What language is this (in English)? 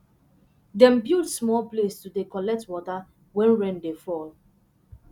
Nigerian Pidgin